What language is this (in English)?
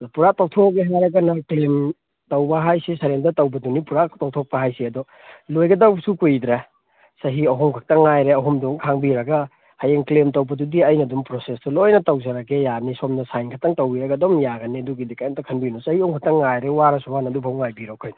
Manipuri